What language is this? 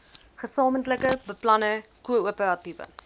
Afrikaans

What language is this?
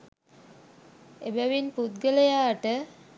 Sinhala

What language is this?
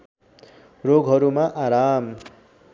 Nepali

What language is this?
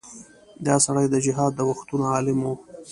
Pashto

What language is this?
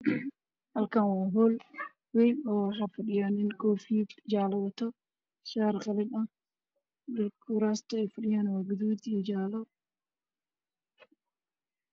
Somali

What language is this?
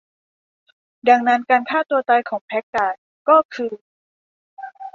Thai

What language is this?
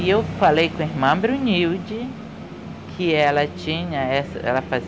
Portuguese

